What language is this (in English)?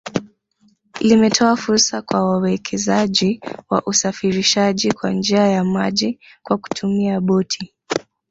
Swahili